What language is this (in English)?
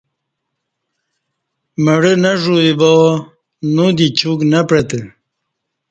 Kati